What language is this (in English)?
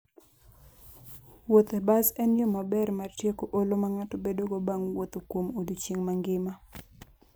Luo (Kenya and Tanzania)